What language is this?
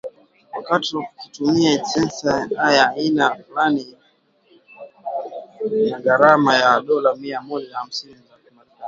Swahili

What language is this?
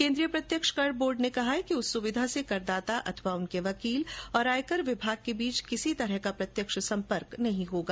Hindi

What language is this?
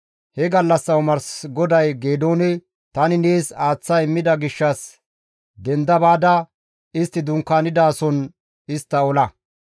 Gamo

